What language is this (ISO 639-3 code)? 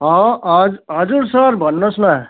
nep